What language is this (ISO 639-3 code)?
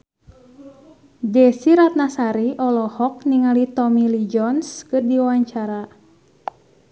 sun